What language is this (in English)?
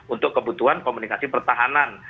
Indonesian